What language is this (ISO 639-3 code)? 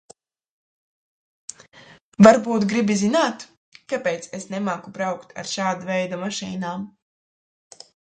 lav